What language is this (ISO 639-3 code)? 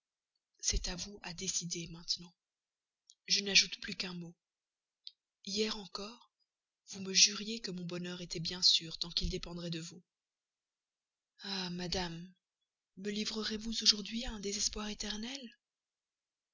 fra